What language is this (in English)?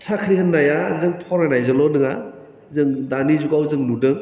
Bodo